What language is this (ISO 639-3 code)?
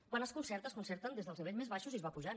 cat